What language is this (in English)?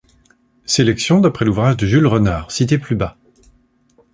French